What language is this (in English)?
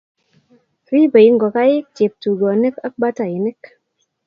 Kalenjin